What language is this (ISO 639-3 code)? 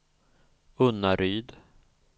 swe